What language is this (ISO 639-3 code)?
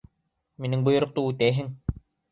bak